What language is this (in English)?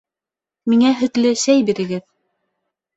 Bashkir